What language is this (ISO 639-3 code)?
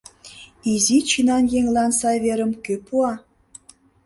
chm